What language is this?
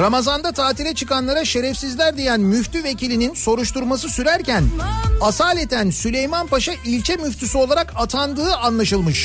Turkish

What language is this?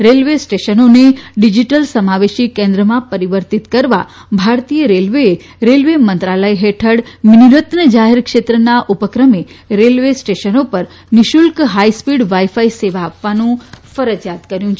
Gujarati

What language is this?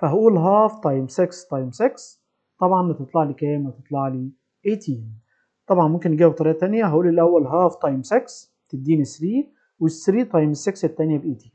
Arabic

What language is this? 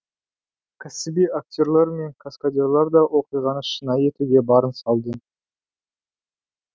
Kazakh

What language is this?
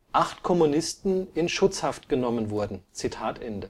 German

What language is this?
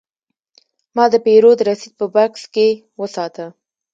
Pashto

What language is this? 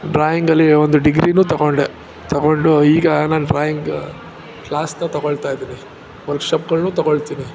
Kannada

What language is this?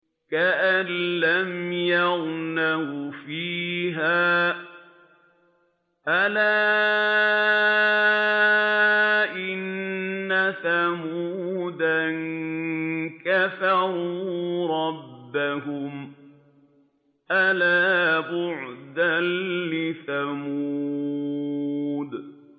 Arabic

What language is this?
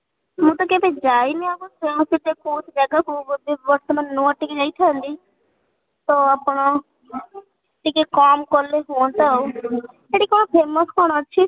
Odia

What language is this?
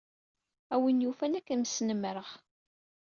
Kabyle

